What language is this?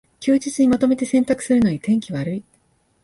Japanese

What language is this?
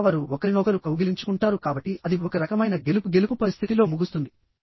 Telugu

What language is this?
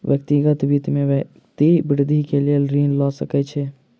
Maithili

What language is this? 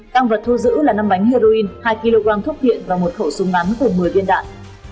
Vietnamese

